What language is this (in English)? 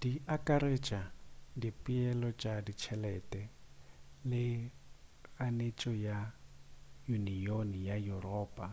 Northern Sotho